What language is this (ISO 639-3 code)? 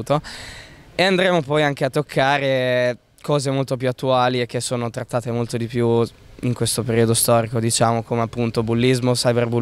ita